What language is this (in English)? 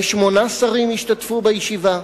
Hebrew